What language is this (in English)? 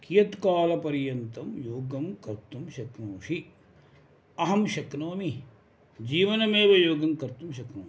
Sanskrit